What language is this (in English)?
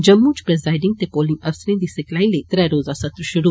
Dogri